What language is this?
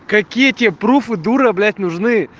Russian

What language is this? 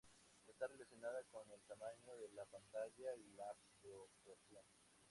Spanish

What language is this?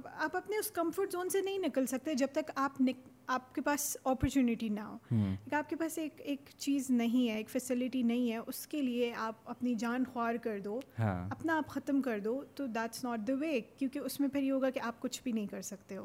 Urdu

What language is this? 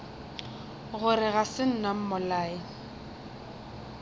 Northern Sotho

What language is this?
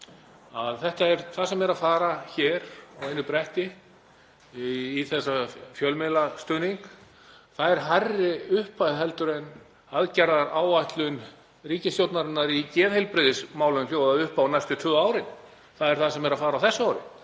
Icelandic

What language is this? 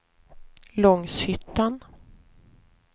Swedish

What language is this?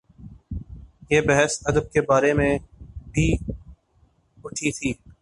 Urdu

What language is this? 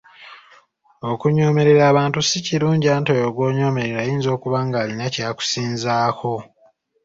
Ganda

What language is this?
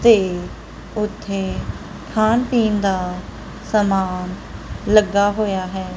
Punjabi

